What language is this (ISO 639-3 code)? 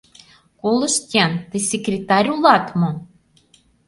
chm